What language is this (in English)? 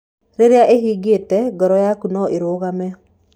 Kikuyu